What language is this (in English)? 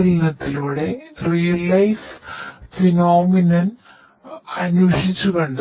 Malayalam